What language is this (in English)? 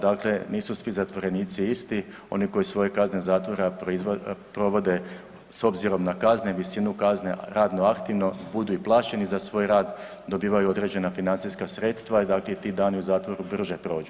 Croatian